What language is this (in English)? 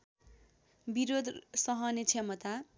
Nepali